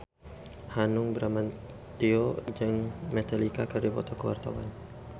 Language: Sundanese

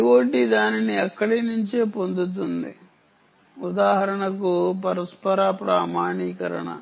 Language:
Telugu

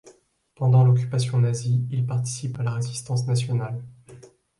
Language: French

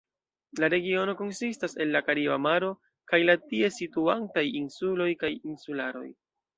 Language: Esperanto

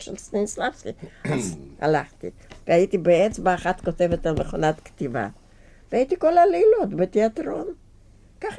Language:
Hebrew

